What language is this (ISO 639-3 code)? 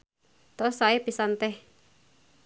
sun